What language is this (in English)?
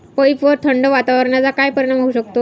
Marathi